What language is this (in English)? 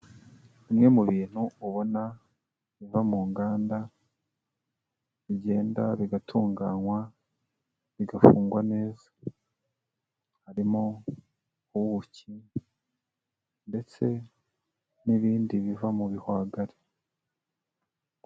Kinyarwanda